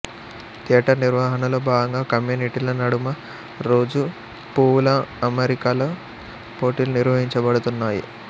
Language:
Telugu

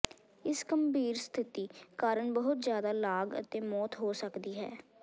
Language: Punjabi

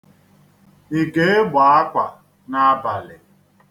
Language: Igbo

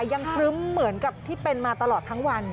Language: Thai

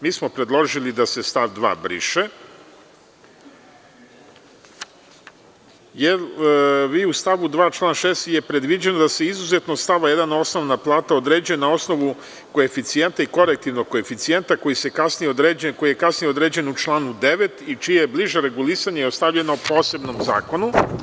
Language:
Serbian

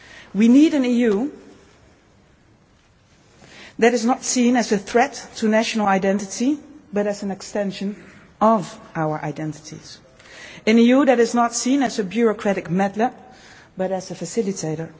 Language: English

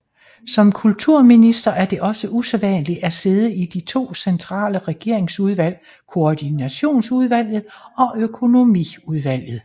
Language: Danish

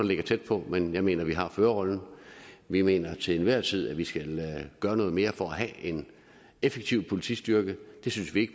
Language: Danish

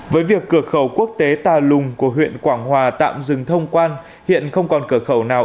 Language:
Vietnamese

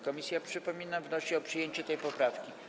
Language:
Polish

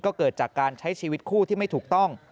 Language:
Thai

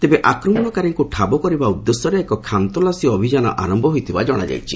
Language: Odia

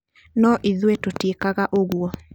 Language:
Kikuyu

